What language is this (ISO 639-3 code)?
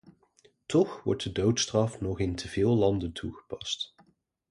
nld